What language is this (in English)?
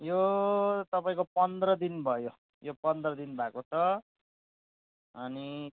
Nepali